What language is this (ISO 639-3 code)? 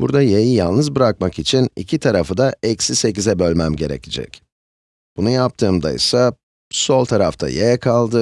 tur